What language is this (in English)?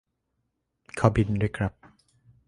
Thai